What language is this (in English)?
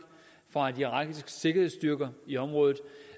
Danish